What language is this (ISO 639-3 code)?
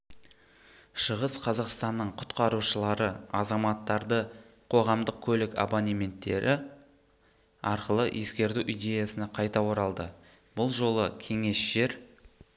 kaz